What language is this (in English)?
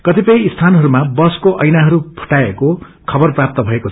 Nepali